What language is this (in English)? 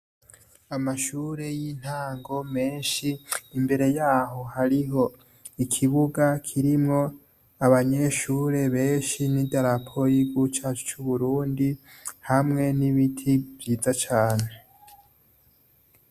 Rundi